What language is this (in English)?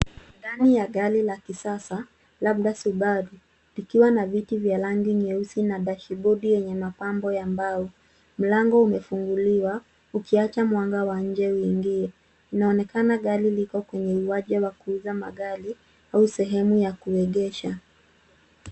Swahili